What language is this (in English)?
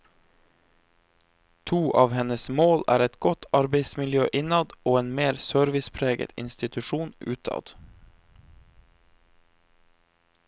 Norwegian